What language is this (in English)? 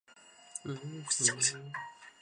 Chinese